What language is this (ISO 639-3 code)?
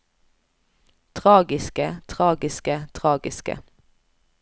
nor